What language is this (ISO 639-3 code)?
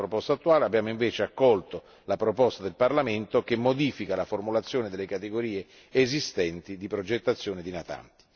ita